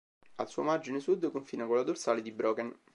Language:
Italian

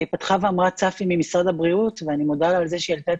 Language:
Hebrew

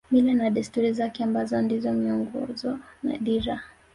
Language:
Swahili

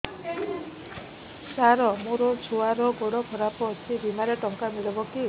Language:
Odia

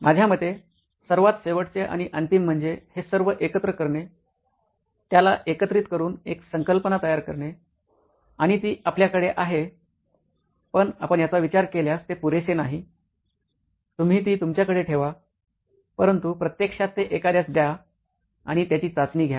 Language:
Marathi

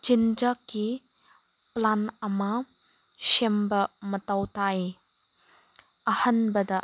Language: Manipuri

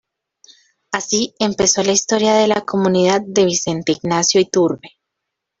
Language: Spanish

